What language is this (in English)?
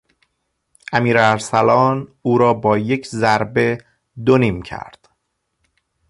Persian